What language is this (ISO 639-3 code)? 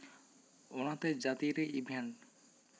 sat